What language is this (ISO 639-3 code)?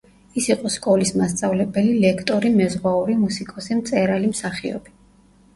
kat